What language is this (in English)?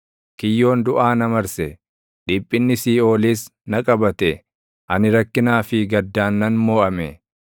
Oromo